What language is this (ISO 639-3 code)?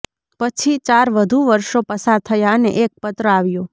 guj